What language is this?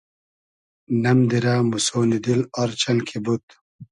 Hazaragi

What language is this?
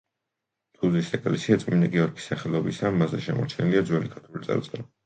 Georgian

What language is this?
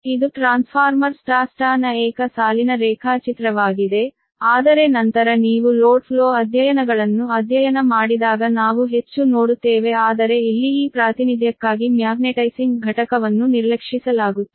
Kannada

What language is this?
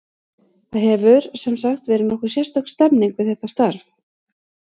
Icelandic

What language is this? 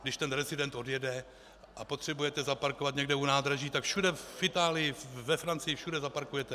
Czech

